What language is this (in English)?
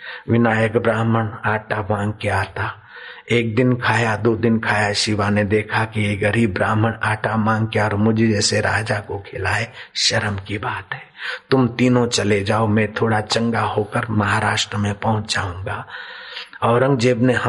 Hindi